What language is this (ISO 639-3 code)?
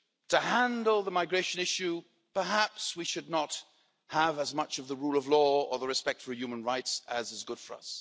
eng